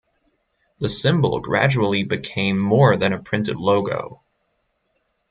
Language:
English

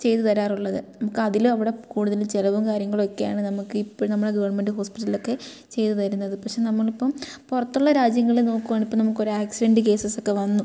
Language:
Malayalam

